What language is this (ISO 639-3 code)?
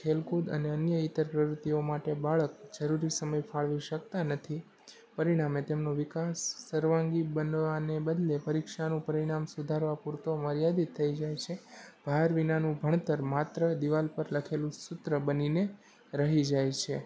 guj